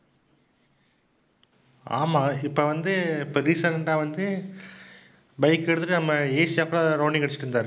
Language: Tamil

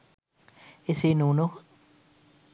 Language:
Sinhala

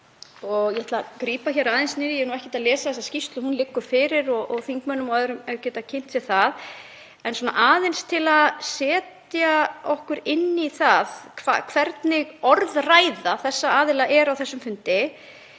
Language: Icelandic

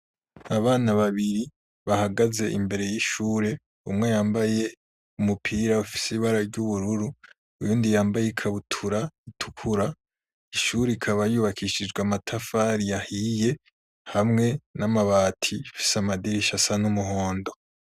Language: Rundi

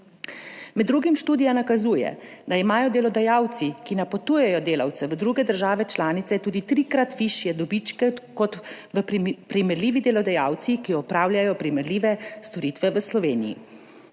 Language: Slovenian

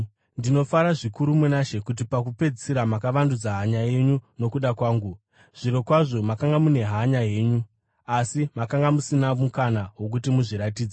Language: Shona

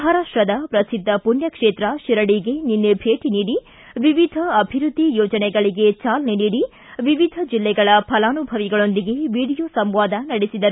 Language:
Kannada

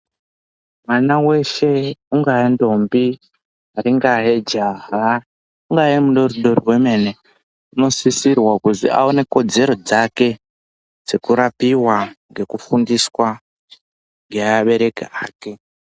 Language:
Ndau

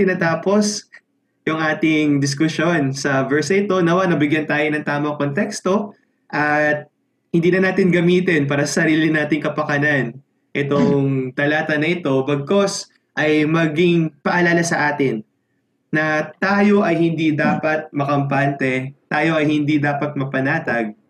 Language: Filipino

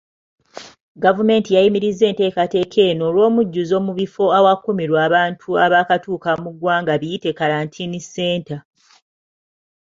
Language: Ganda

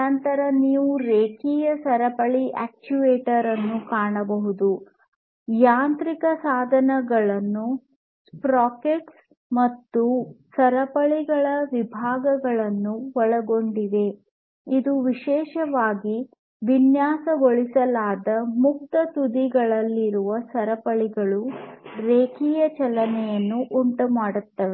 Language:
Kannada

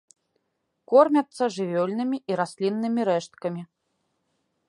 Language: Belarusian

